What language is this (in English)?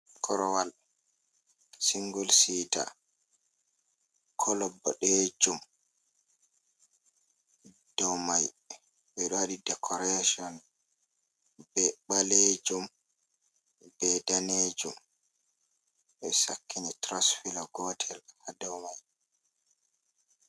Fula